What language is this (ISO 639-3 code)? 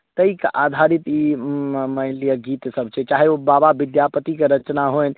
mai